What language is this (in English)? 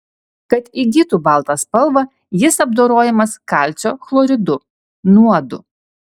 Lithuanian